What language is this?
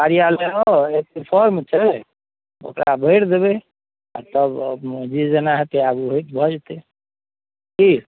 Maithili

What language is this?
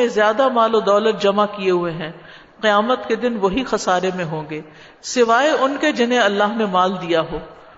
Urdu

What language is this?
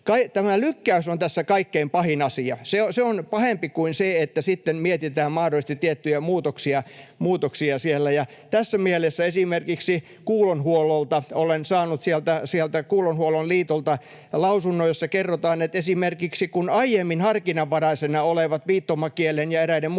Finnish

